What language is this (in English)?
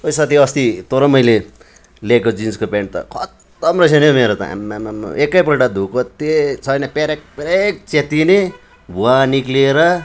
Nepali